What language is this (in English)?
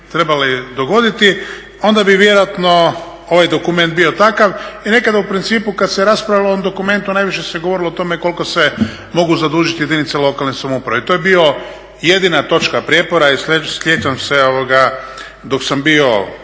Croatian